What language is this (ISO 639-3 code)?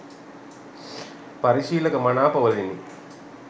sin